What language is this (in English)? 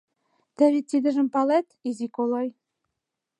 Mari